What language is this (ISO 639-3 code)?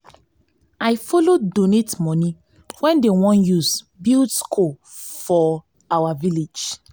pcm